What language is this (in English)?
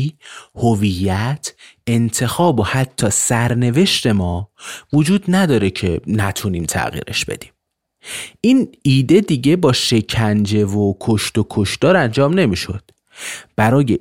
Persian